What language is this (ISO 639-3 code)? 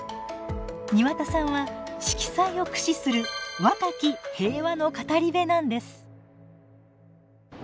jpn